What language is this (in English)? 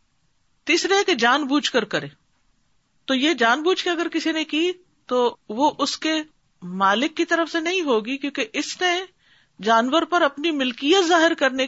Urdu